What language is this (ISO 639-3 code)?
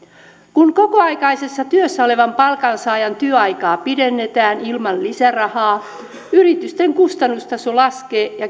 fin